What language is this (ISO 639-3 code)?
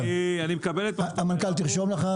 heb